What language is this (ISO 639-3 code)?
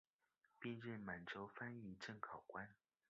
zho